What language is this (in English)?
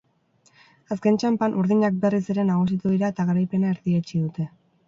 Basque